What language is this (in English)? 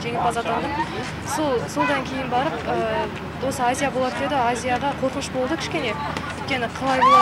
Turkish